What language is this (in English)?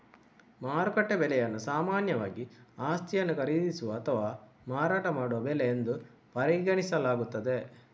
Kannada